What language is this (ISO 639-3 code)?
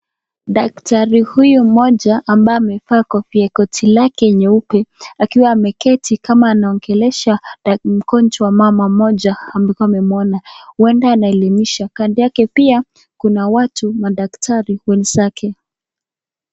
swa